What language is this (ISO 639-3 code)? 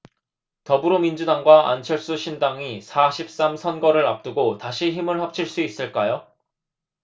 kor